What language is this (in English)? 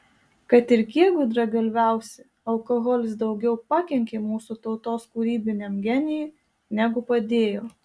Lithuanian